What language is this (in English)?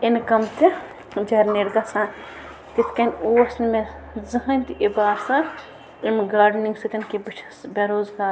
Kashmiri